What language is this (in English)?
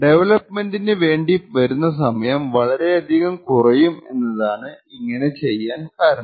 Malayalam